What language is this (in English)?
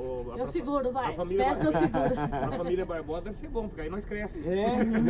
Portuguese